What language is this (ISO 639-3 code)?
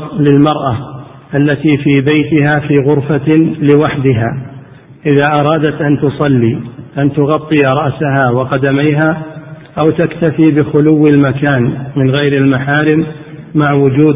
ara